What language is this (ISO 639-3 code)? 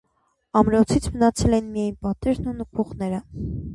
hye